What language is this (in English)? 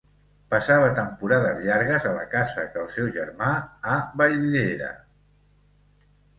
Catalan